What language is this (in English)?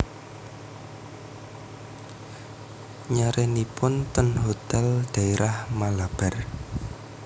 Javanese